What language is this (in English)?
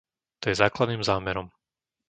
Slovak